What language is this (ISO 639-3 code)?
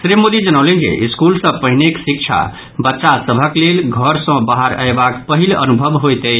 mai